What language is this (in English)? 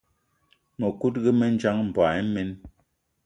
Eton (Cameroon)